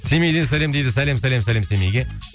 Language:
Kazakh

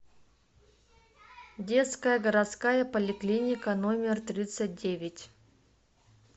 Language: Russian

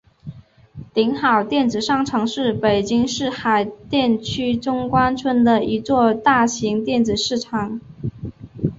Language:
Chinese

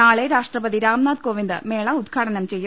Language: Malayalam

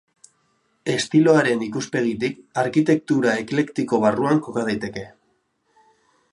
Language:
Basque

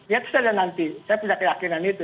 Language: Indonesian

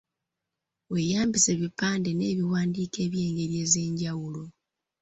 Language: Ganda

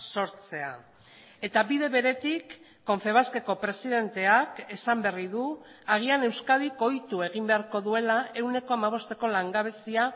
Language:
Basque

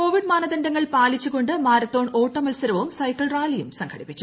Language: Malayalam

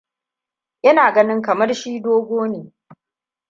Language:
Hausa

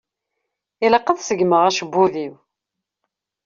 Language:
Kabyle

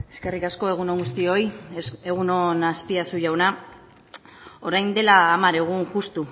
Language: Basque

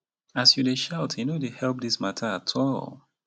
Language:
Nigerian Pidgin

